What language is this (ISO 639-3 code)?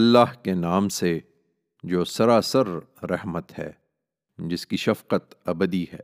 urd